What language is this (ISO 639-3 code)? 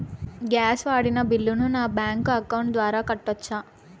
tel